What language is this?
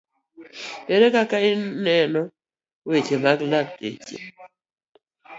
Luo (Kenya and Tanzania)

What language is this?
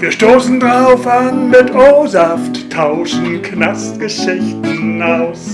German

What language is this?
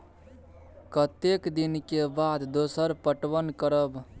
Maithili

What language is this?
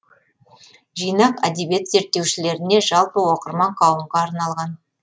Kazakh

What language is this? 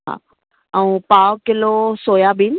Sindhi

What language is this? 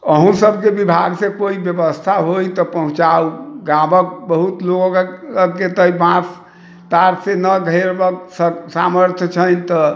Maithili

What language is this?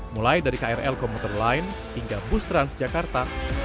Indonesian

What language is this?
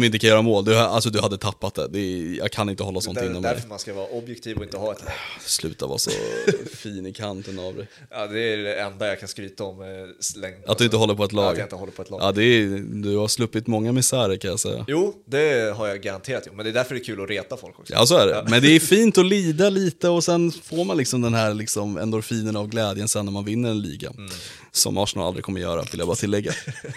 Swedish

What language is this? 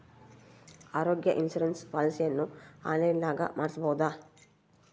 Kannada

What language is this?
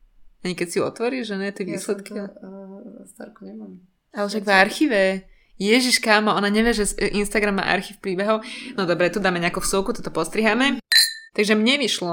Slovak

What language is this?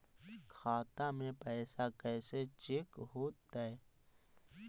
Magahi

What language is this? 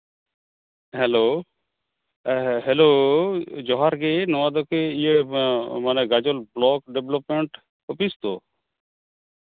Santali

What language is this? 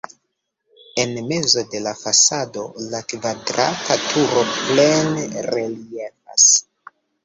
Esperanto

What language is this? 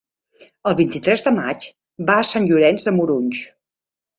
Catalan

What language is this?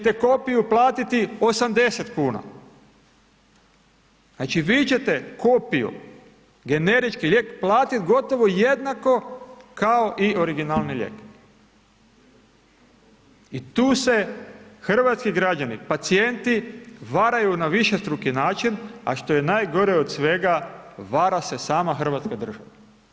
Croatian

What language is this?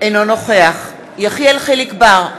Hebrew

